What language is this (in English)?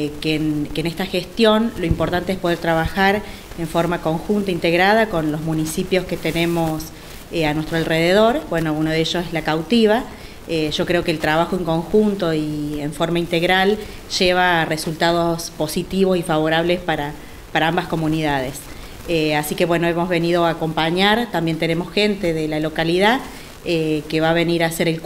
Spanish